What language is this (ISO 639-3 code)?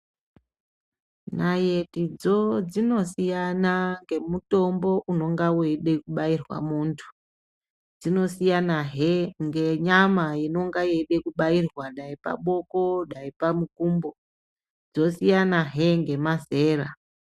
ndc